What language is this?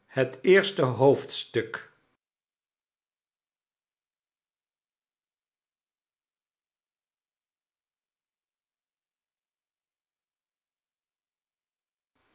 Dutch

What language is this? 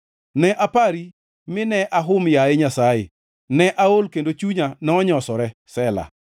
Luo (Kenya and Tanzania)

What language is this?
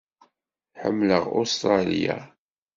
Kabyle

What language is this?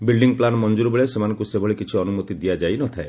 Odia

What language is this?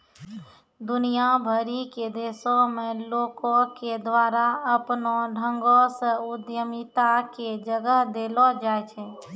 Maithili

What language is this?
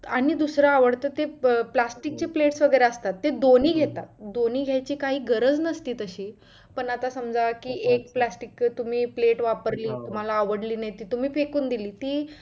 Marathi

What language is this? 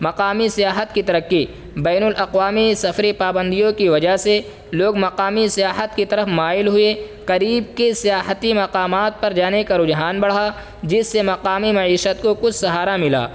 Urdu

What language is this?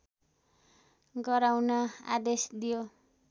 Nepali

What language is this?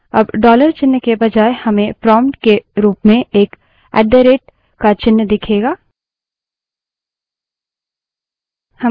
Hindi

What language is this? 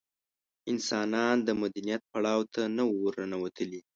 Pashto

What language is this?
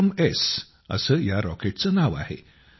Marathi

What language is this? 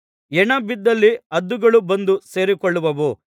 Kannada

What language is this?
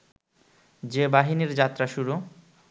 Bangla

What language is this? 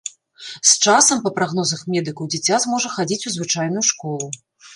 Belarusian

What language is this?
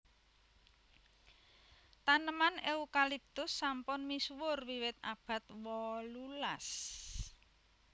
Javanese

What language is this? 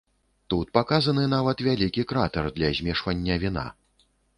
Belarusian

